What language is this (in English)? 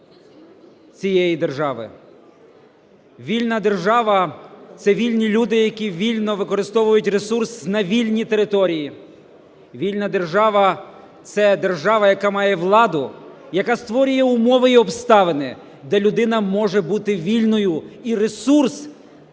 Ukrainian